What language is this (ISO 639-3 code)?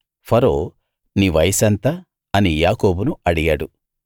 tel